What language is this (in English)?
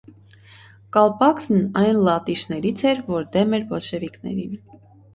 Armenian